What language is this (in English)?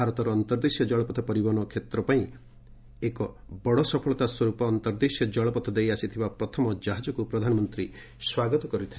Odia